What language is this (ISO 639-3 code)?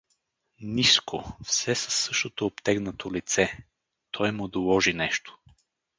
bul